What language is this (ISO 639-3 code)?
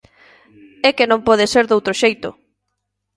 glg